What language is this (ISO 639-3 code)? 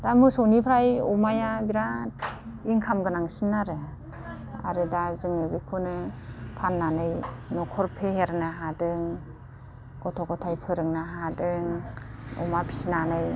brx